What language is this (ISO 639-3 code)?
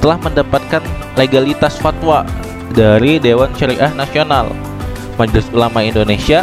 ind